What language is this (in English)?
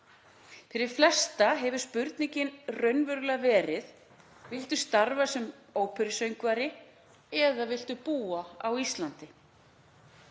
Icelandic